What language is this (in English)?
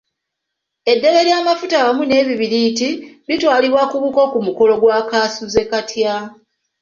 Ganda